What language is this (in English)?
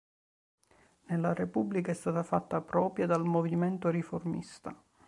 Italian